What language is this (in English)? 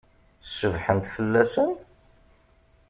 Kabyle